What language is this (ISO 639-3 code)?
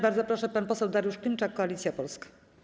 pol